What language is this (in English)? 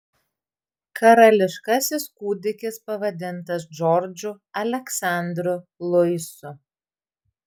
Lithuanian